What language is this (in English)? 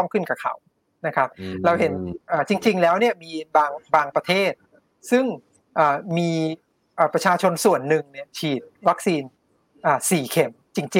Thai